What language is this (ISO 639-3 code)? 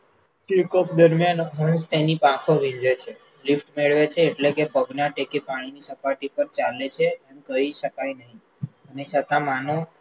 guj